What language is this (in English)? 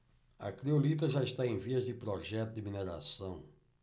Portuguese